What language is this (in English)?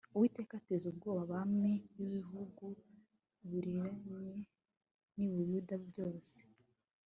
Kinyarwanda